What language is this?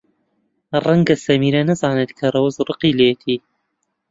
Central Kurdish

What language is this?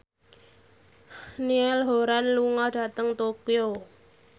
Javanese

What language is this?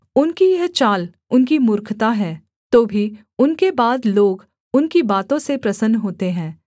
Hindi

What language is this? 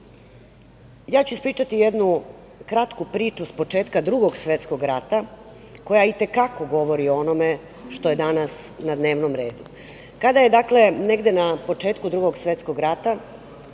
Serbian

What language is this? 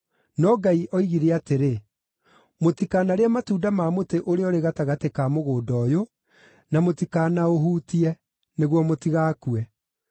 Kikuyu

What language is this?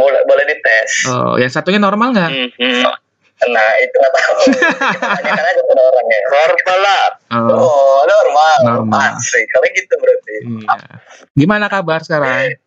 Indonesian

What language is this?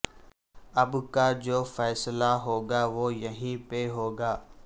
Urdu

